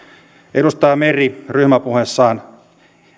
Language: Finnish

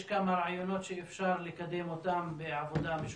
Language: Hebrew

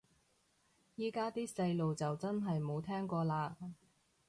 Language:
Cantonese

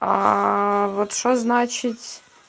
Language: Russian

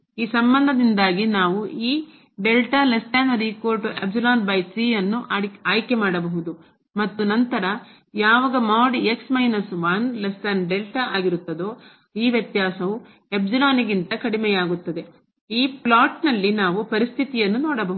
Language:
Kannada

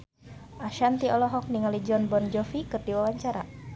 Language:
Sundanese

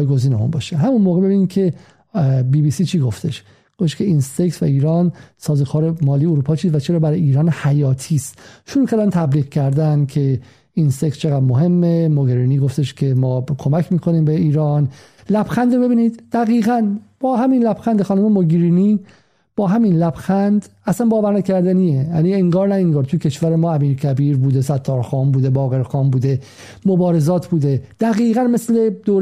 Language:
Persian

